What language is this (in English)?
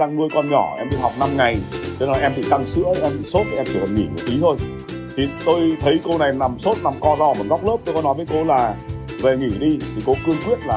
Vietnamese